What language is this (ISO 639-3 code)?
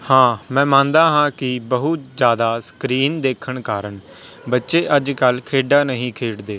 pan